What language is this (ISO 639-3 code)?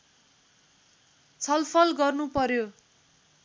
nep